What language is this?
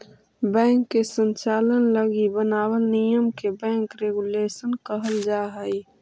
Magahi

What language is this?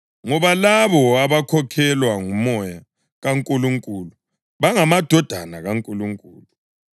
North Ndebele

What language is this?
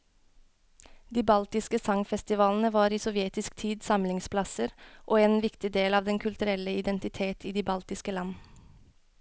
Norwegian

